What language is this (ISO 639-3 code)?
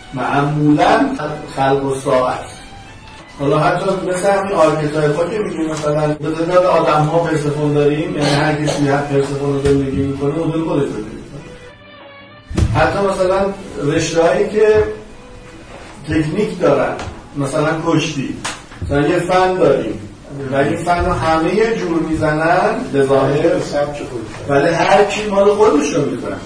fas